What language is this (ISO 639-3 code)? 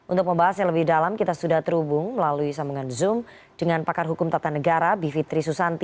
ind